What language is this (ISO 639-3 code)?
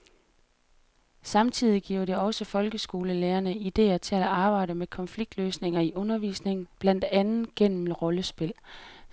dan